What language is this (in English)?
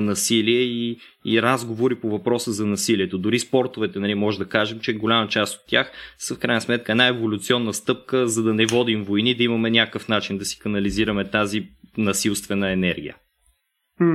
Bulgarian